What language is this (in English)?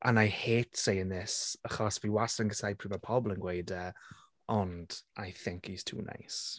Welsh